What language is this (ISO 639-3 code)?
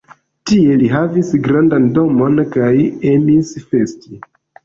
epo